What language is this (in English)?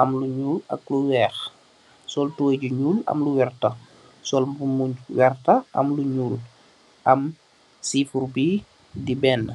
Wolof